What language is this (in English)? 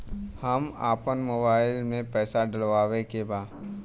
Bhojpuri